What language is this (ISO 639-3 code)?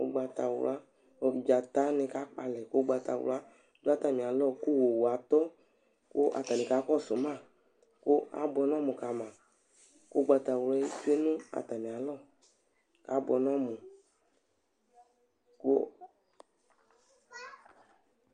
kpo